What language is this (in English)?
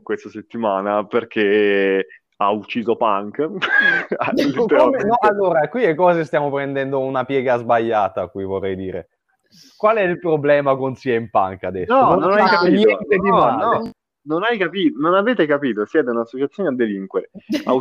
Italian